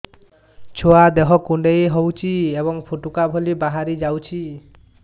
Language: Odia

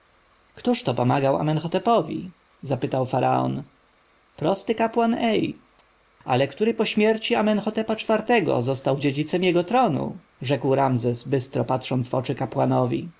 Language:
Polish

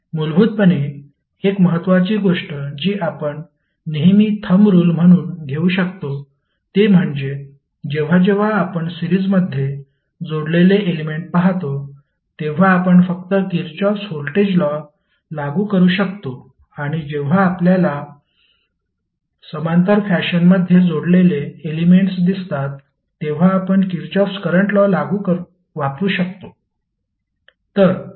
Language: Marathi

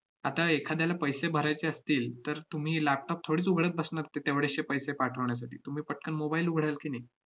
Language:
Marathi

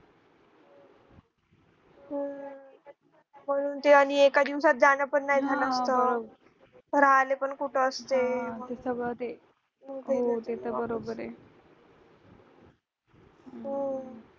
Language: Marathi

